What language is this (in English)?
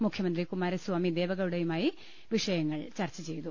Malayalam